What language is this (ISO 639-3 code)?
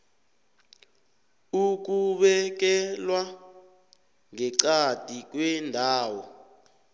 nbl